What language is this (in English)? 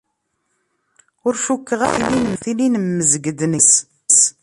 Kabyle